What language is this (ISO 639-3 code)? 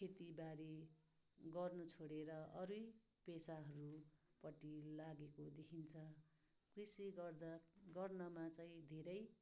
nep